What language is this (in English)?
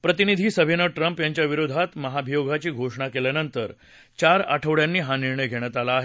Marathi